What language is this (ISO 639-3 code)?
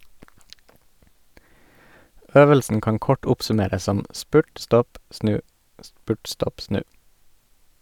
nor